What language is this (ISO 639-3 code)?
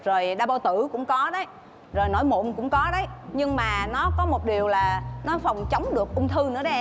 vie